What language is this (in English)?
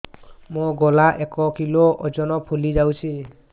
Odia